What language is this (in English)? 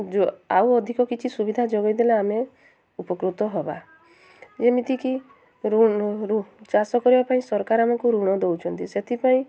Odia